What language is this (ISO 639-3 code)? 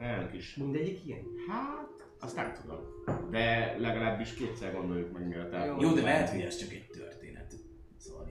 hun